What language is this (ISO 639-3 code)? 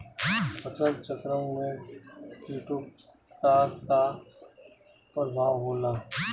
bho